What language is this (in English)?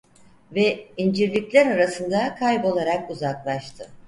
Turkish